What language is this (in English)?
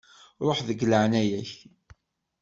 Kabyle